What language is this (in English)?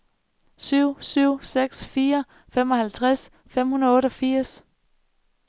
Danish